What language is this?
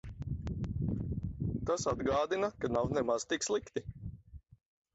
Latvian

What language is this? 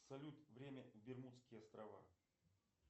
Russian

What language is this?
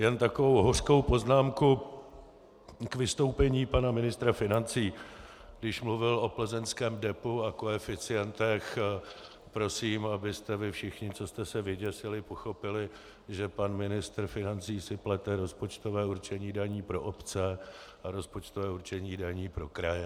Czech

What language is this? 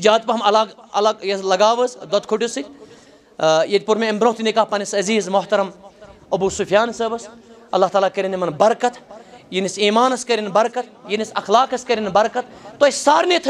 Arabic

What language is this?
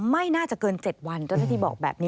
Thai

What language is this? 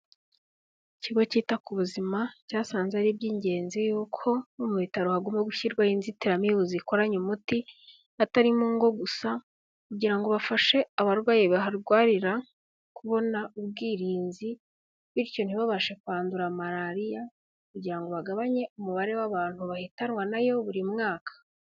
Kinyarwanda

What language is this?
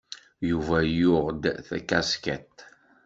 Kabyle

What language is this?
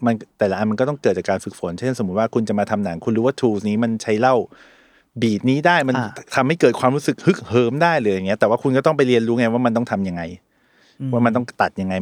Thai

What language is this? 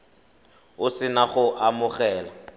Tswana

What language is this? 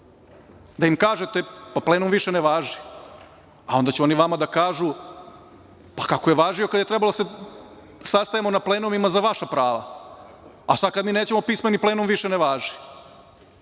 Serbian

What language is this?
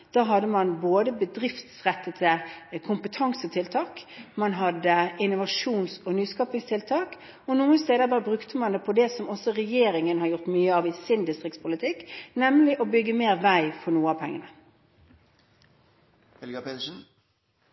Norwegian Bokmål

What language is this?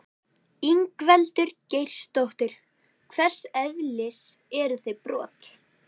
Icelandic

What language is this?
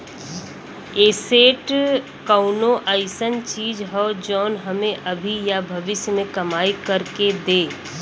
Bhojpuri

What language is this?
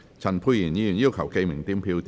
Cantonese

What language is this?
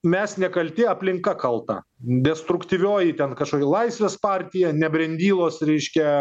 Lithuanian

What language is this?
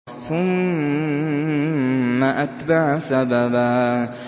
Arabic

